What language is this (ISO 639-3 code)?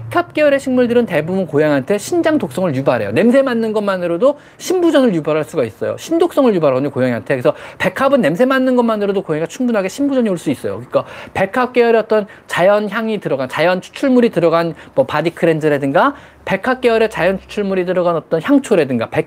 kor